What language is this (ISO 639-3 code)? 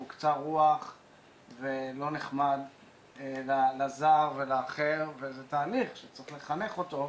heb